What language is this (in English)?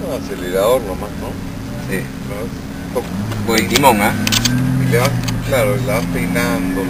Spanish